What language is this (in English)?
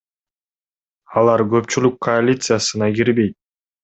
Kyrgyz